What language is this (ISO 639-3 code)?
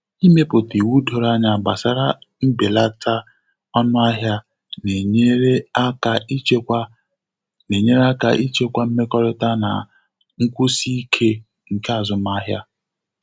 ibo